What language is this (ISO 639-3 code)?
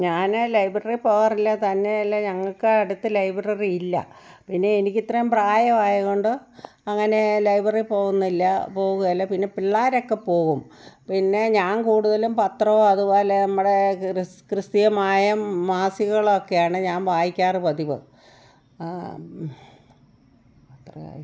mal